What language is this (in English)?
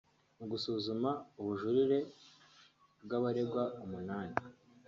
Kinyarwanda